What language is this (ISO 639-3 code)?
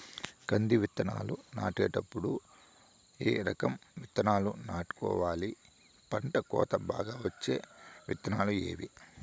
tel